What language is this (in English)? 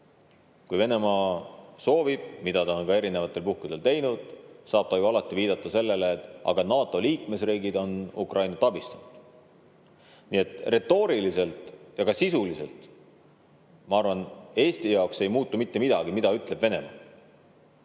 Estonian